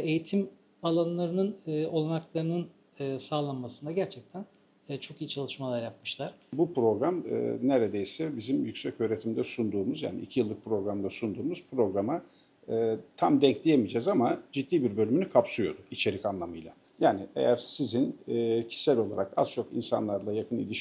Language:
Turkish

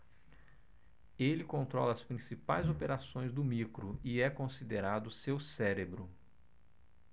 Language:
Portuguese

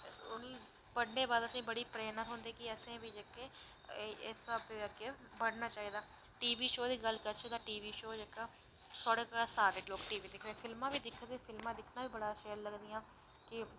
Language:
Dogri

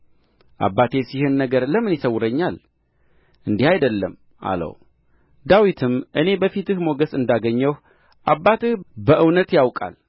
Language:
Amharic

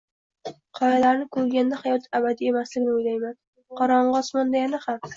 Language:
Uzbek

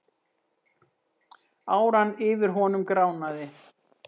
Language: Icelandic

